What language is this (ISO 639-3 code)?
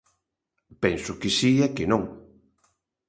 glg